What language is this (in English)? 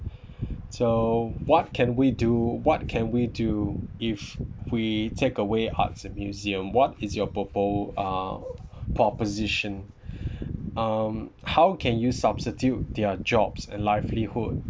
English